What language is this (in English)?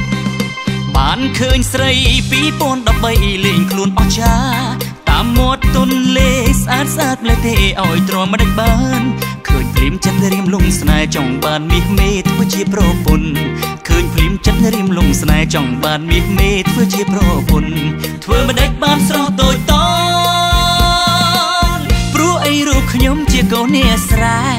Thai